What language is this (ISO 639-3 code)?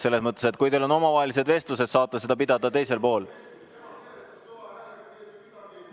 est